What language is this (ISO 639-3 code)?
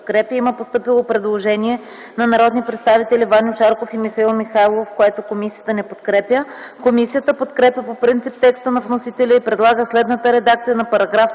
bul